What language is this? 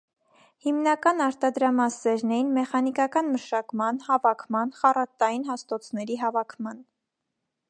Armenian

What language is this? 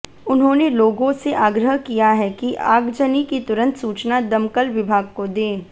Hindi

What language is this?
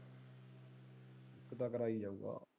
Punjabi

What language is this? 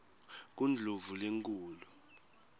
Swati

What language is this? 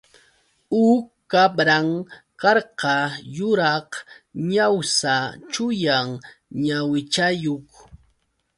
Yauyos Quechua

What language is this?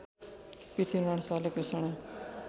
Nepali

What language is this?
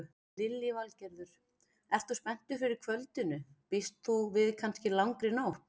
Icelandic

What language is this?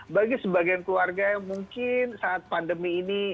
Indonesian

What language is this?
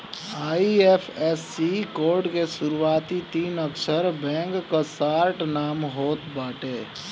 Bhojpuri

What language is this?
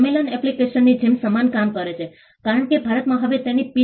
Gujarati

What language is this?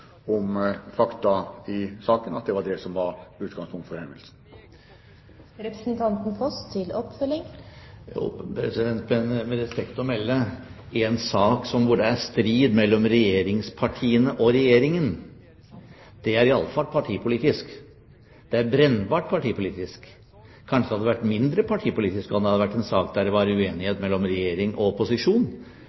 Norwegian Bokmål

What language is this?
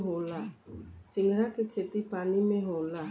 Bhojpuri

